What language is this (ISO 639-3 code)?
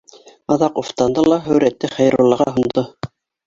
bak